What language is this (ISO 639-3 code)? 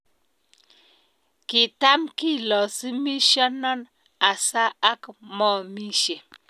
kln